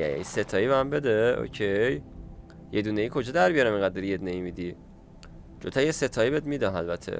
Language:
Persian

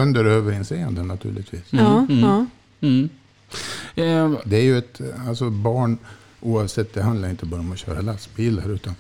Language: Swedish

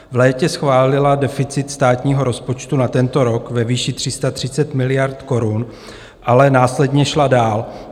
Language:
Czech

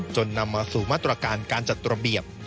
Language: Thai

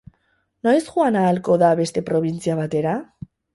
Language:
Basque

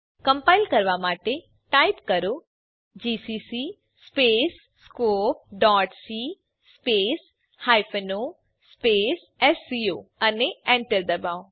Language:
Gujarati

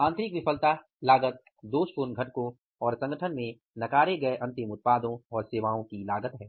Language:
Hindi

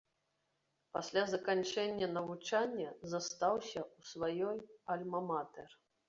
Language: Belarusian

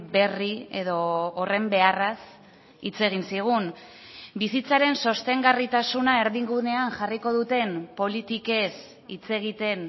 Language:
Basque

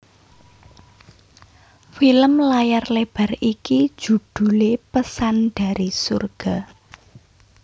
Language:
Javanese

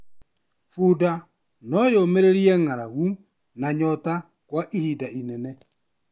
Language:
Kikuyu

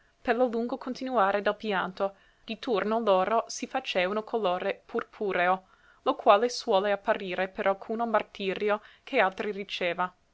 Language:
Italian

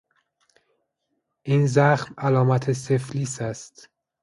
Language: Persian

